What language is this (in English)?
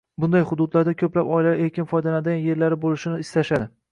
Uzbek